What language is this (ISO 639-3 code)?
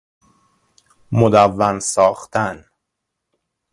fas